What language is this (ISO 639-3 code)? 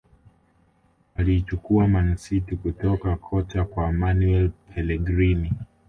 swa